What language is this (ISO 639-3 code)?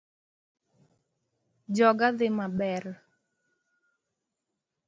luo